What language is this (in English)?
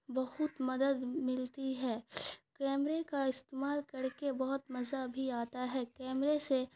Urdu